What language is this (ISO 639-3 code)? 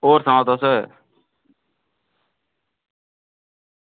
doi